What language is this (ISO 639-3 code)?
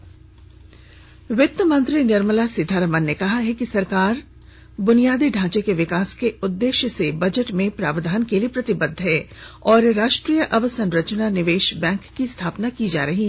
hin